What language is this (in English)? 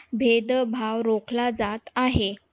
Marathi